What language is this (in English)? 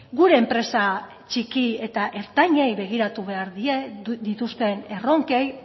Basque